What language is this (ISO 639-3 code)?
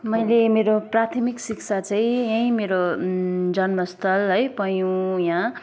nep